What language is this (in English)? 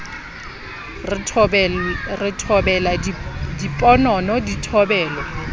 Southern Sotho